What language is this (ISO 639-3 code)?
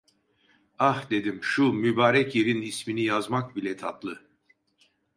tur